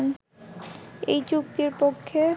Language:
Bangla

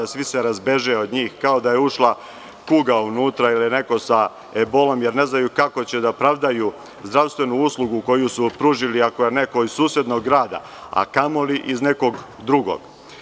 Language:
Serbian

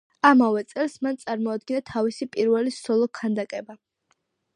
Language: Georgian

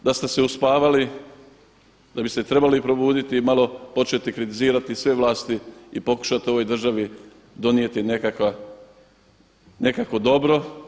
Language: Croatian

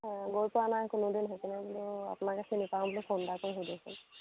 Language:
Assamese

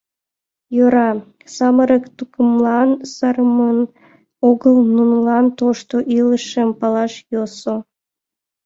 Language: Mari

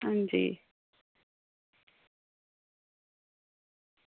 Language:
Dogri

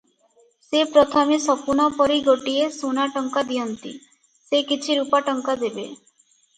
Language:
Odia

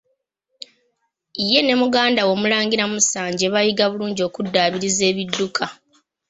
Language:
Ganda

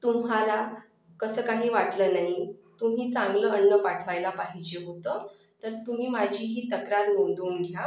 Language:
Marathi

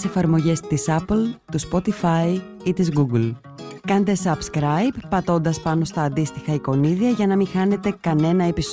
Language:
Greek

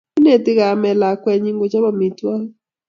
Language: Kalenjin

